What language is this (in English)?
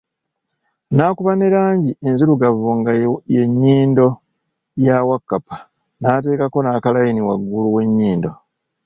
Ganda